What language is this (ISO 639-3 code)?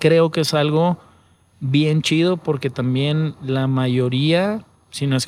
spa